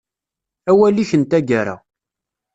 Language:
Kabyle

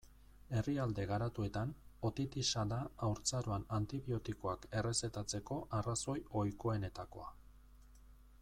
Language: Basque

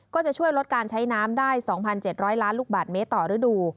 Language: Thai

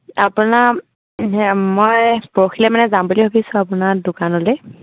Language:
Assamese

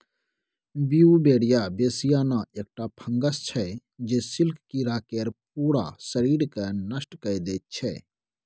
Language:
Maithili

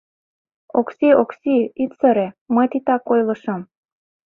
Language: Mari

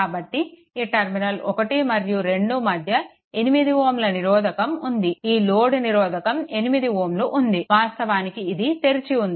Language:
Telugu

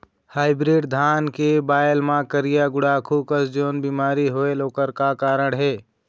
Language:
Chhattisgarhi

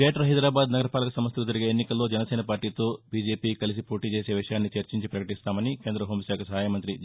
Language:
Telugu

